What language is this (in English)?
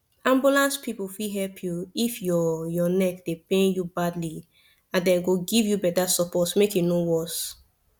Nigerian Pidgin